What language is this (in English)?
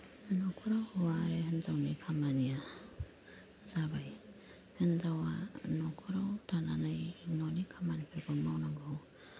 Bodo